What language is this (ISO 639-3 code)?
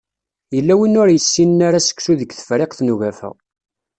kab